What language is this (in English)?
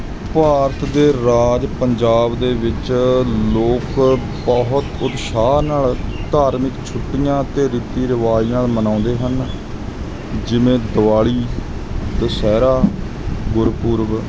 Punjabi